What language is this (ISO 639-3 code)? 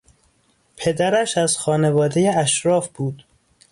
fas